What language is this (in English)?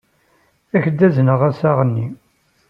Kabyle